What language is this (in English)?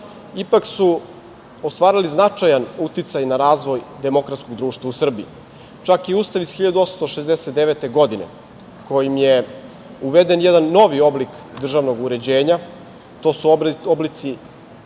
Serbian